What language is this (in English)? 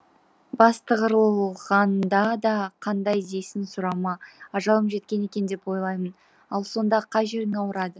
Kazakh